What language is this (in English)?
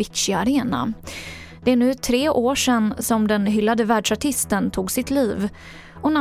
Swedish